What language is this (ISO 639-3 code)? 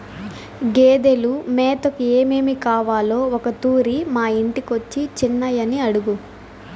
tel